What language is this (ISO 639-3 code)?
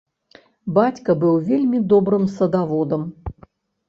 bel